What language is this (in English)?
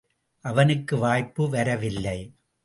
Tamil